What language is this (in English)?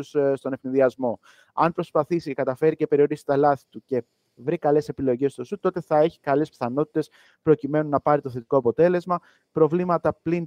Greek